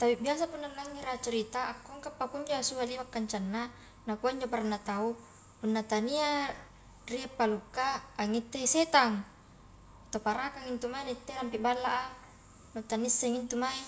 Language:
Highland Konjo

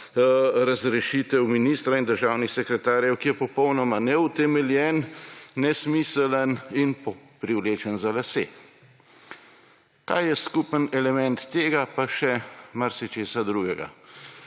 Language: Slovenian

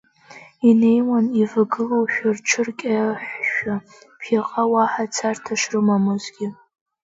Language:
Abkhazian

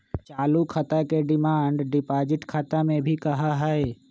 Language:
Magahi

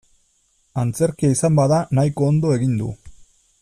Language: Basque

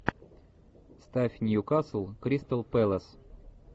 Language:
Russian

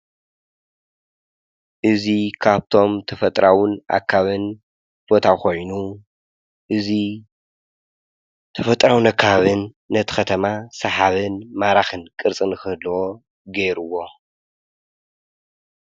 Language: Tigrinya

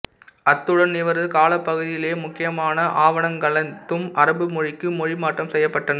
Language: Tamil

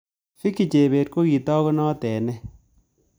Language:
Kalenjin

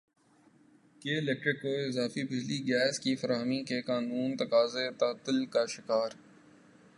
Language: Urdu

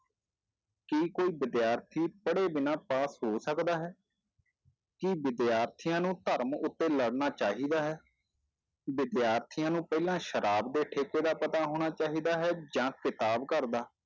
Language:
Punjabi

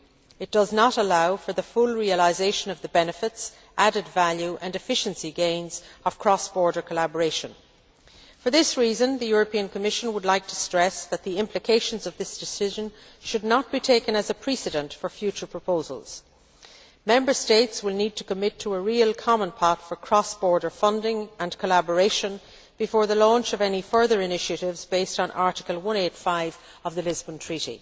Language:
English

